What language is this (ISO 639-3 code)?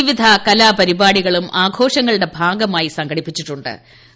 mal